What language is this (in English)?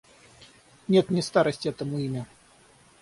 Russian